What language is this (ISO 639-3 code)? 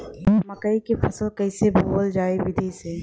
bho